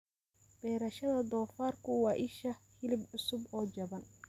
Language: Somali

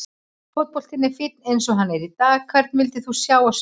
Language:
Icelandic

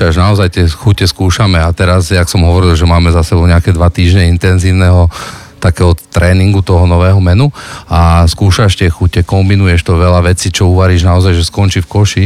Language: Slovak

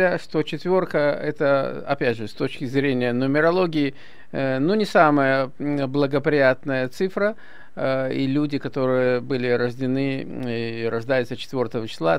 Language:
Russian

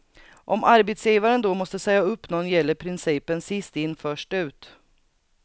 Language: Swedish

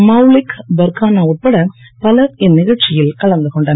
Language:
Tamil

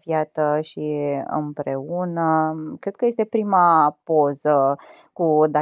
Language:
Romanian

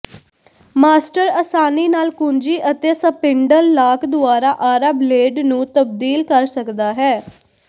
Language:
Punjabi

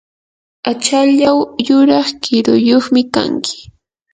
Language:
Yanahuanca Pasco Quechua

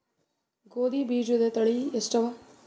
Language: Kannada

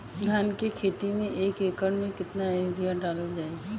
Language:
Bhojpuri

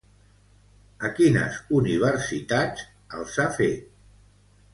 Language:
Catalan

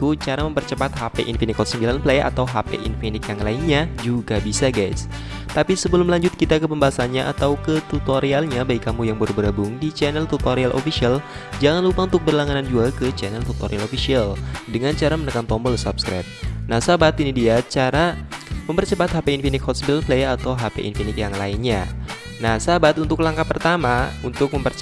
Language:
Indonesian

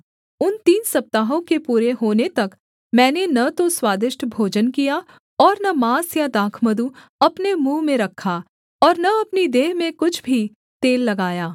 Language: Hindi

